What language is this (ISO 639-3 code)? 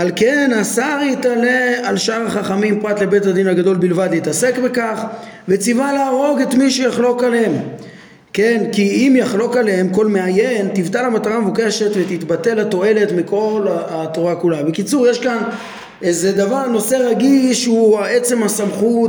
heb